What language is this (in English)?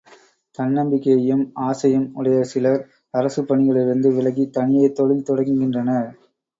Tamil